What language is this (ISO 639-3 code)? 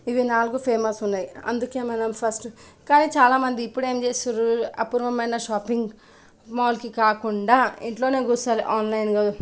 tel